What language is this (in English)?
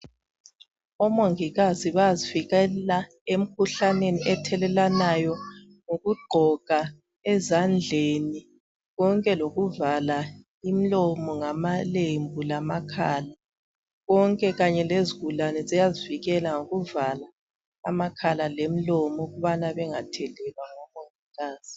North Ndebele